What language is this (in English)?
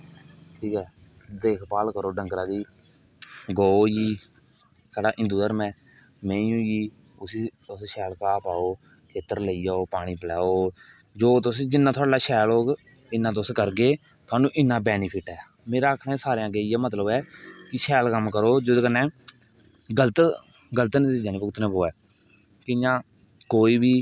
Dogri